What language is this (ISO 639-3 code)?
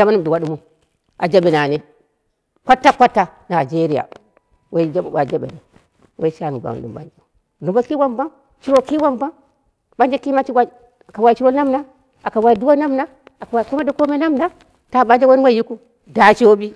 kna